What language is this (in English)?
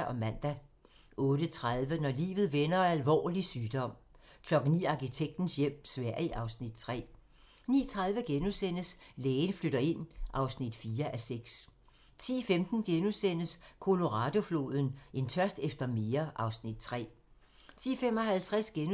Danish